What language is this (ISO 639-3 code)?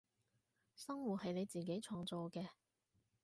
yue